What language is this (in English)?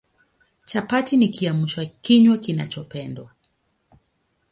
Swahili